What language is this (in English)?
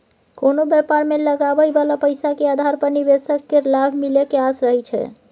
Maithili